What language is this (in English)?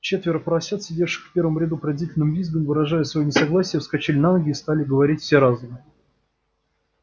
Russian